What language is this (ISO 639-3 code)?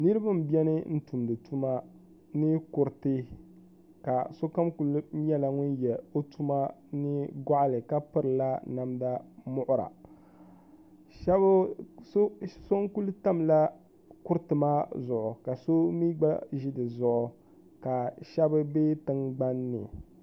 dag